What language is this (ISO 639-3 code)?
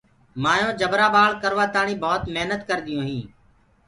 ggg